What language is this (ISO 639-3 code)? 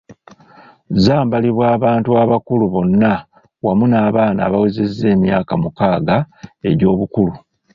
lug